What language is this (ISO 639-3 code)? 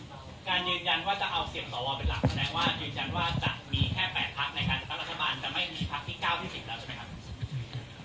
tha